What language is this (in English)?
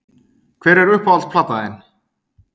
Icelandic